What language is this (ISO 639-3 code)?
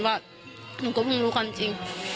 tha